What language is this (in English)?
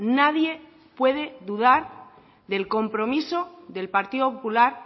Spanish